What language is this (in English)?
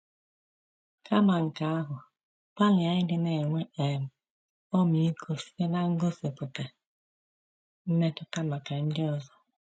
Igbo